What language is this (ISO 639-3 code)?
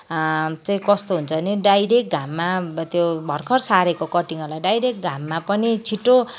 nep